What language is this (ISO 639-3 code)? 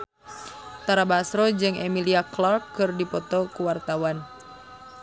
sun